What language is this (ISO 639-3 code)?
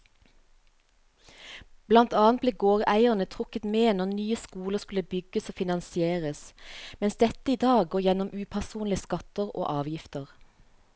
nor